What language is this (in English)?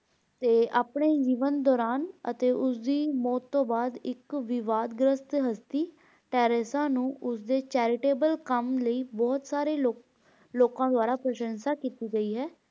Punjabi